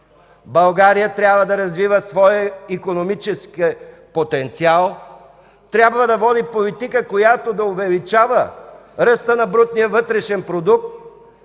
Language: Bulgarian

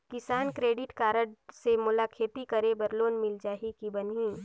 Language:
Chhattisgarhi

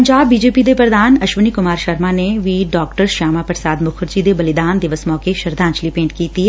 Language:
Punjabi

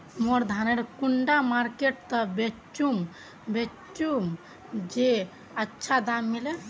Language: Magahi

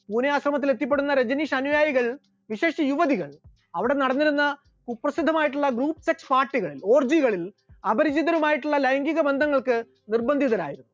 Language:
Malayalam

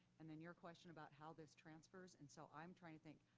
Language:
English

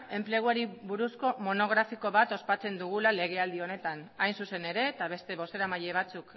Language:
Basque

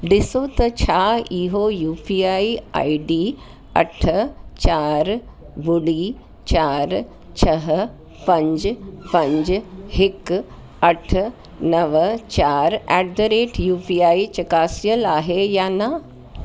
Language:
Sindhi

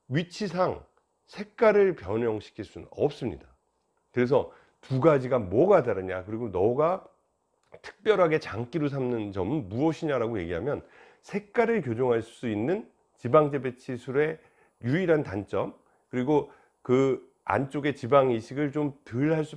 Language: Korean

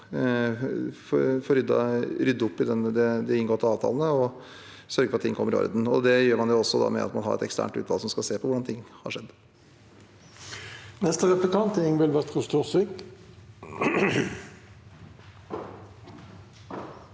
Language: Norwegian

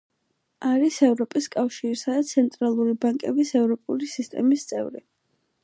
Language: Georgian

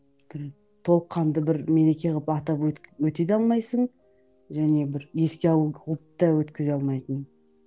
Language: Kazakh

